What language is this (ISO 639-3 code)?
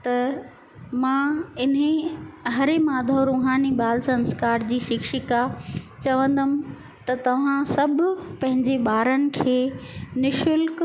snd